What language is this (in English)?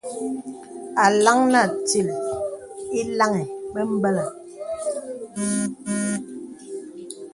Bebele